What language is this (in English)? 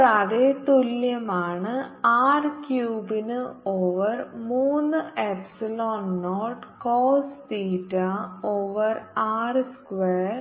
Malayalam